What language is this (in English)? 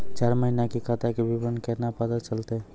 Maithili